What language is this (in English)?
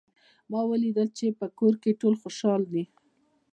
Pashto